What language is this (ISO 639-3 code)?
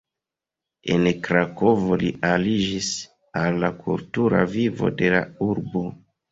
epo